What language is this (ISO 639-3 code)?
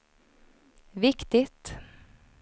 swe